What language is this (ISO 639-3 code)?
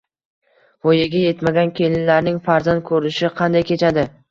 uzb